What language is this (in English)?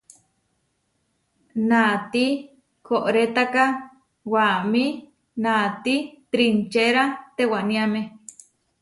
Huarijio